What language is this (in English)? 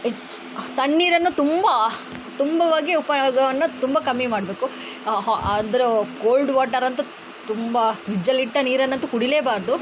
Kannada